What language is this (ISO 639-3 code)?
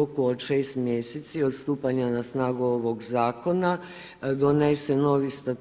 hrv